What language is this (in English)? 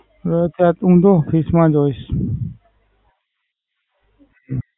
Gujarati